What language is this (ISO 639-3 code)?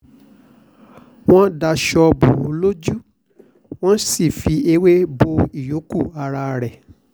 yor